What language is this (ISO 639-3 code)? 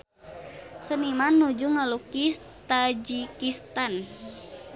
sun